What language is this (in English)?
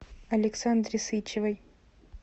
Russian